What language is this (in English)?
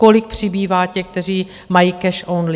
Czech